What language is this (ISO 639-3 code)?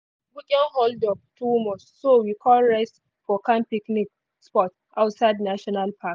pcm